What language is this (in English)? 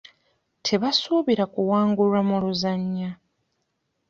Ganda